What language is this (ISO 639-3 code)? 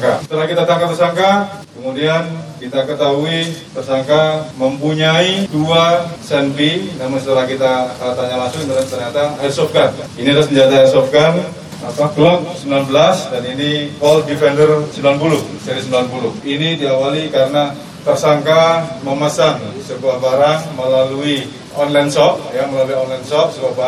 ind